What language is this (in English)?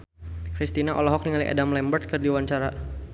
Sundanese